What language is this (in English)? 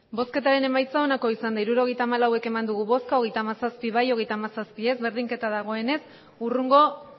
Basque